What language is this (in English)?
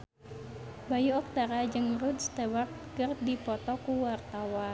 Sundanese